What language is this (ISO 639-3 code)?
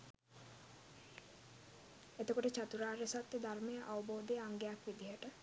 sin